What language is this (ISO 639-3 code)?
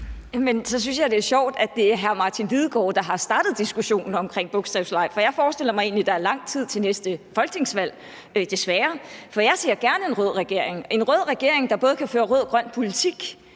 dan